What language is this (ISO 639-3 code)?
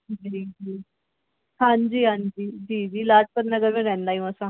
snd